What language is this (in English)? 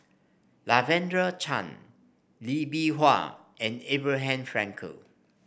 English